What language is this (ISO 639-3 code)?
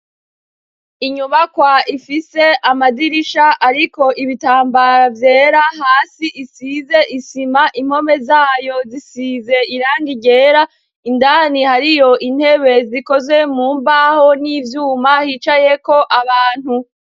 run